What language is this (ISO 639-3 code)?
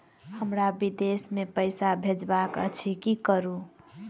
mai